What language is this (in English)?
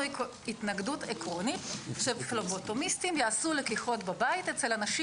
Hebrew